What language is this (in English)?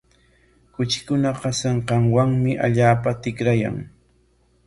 Corongo Ancash Quechua